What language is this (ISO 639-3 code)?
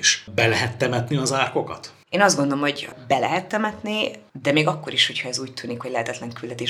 hun